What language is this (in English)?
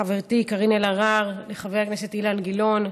Hebrew